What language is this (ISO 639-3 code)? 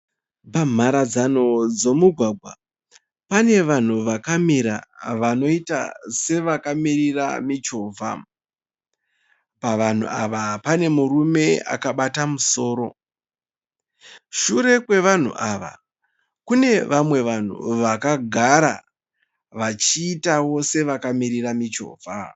sna